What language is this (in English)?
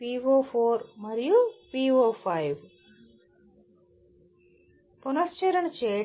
Telugu